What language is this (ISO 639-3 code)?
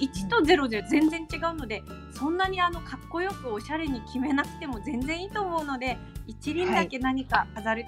jpn